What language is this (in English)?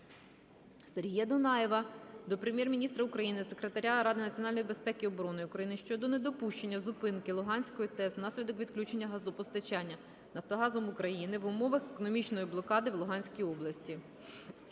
Ukrainian